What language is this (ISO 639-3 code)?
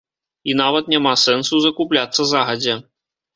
bel